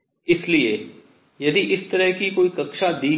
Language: Hindi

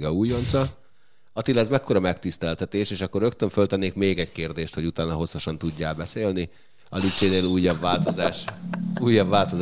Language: Hungarian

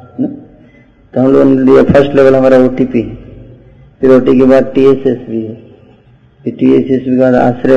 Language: Hindi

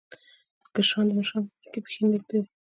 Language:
Pashto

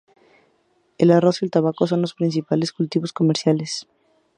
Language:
Spanish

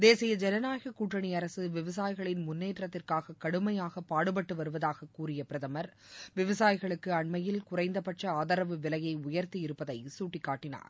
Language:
Tamil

